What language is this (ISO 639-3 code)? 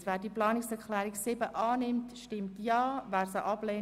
gsw